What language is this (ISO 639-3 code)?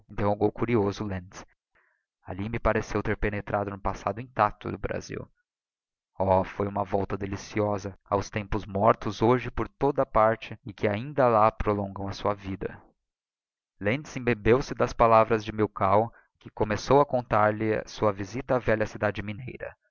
por